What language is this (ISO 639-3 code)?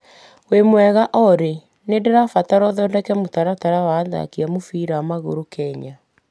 kik